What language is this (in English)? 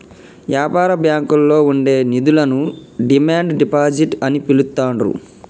Telugu